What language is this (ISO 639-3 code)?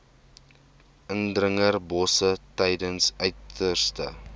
afr